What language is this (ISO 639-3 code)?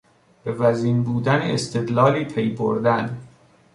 fas